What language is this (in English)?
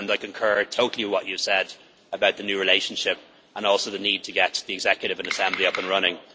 English